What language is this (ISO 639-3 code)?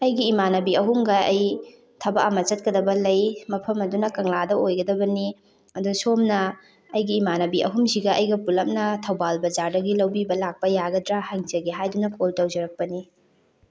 mni